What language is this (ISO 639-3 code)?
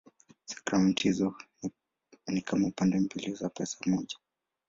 swa